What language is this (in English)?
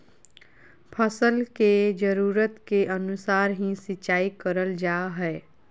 Magahi